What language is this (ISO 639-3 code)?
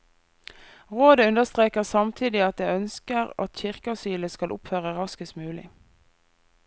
nor